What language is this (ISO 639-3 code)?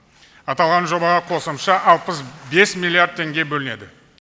kaz